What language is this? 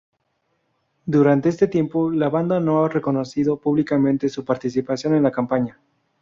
Spanish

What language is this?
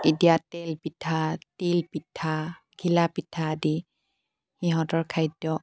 Assamese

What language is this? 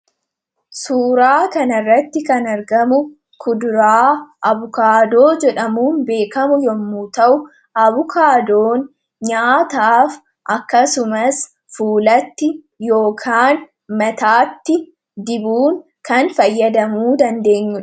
Oromo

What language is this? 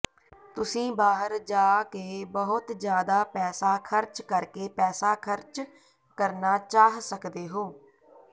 Punjabi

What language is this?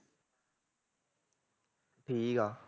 Punjabi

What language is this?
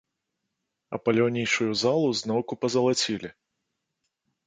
Belarusian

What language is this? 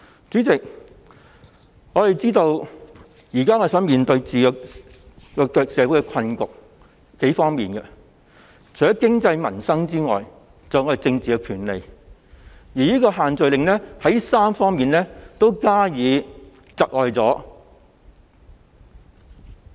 Cantonese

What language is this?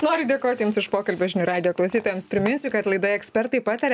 Lithuanian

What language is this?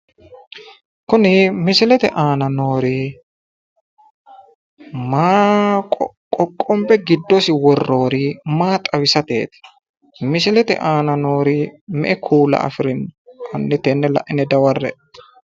Sidamo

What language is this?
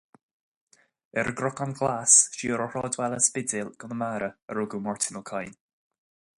Irish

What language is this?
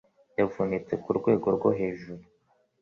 Kinyarwanda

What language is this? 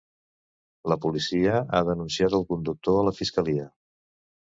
Catalan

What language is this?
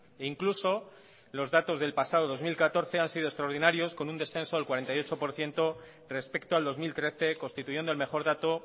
Spanish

